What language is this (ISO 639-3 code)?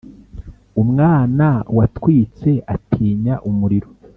kin